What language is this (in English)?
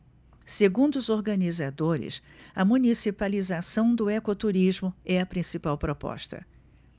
Portuguese